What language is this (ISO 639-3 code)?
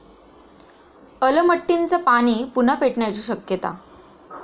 mar